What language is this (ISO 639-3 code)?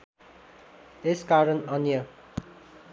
nep